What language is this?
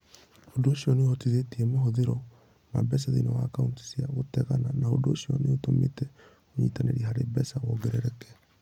Kikuyu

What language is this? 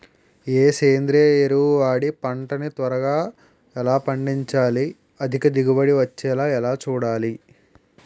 Telugu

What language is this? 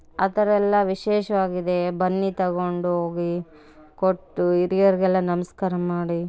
Kannada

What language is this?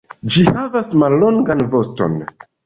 Esperanto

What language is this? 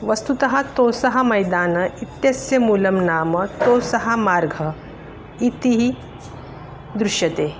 Sanskrit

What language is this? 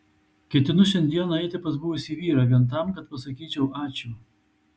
Lithuanian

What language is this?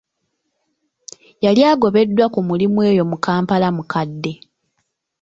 Ganda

